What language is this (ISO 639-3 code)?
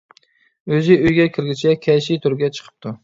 uig